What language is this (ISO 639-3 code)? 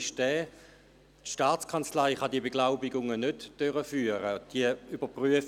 gsw